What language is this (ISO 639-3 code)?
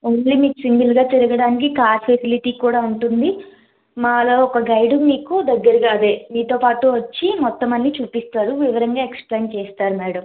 tel